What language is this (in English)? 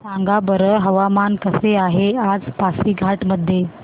Marathi